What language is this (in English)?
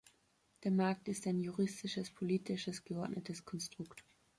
German